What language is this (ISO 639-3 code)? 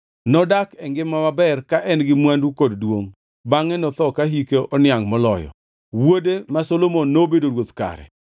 luo